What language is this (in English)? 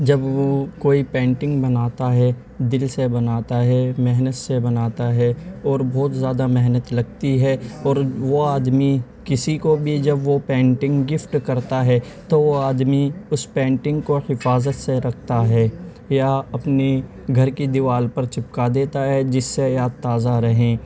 Urdu